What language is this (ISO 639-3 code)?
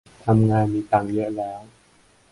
tha